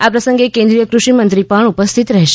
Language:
Gujarati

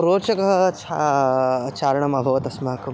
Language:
Sanskrit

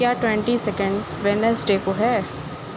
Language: Urdu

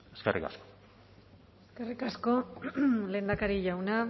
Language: Basque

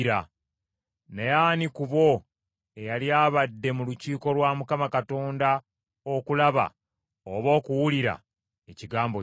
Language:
Ganda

